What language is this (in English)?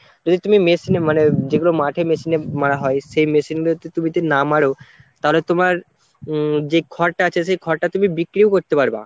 Bangla